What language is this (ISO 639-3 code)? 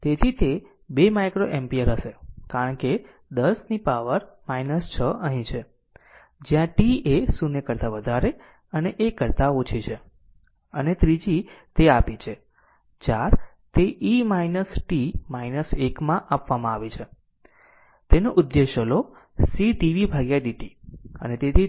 guj